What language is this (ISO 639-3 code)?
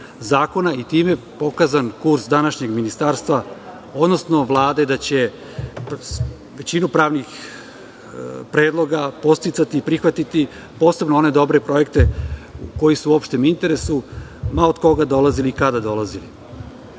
srp